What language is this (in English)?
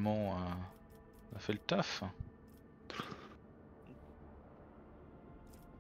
French